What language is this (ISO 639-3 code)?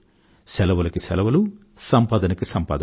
tel